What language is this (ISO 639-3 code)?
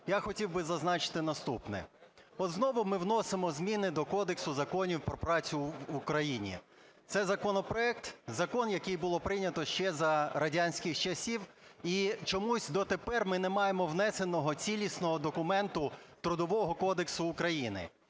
ukr